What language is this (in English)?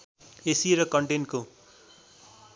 Nepali